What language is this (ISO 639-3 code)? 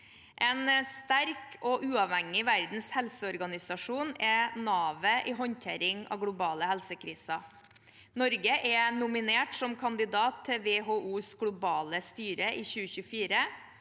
nor